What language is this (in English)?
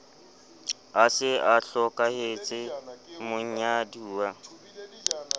Southern Sotho